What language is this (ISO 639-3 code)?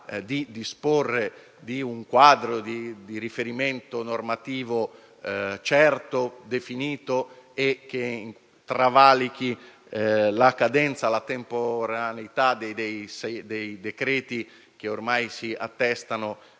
ita